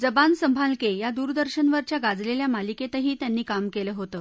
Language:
Marathi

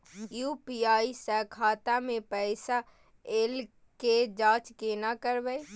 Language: Maithili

